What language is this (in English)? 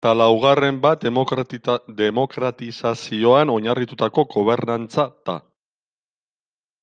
Basque